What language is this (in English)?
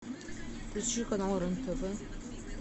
Russian